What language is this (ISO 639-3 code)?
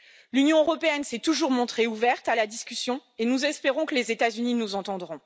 fra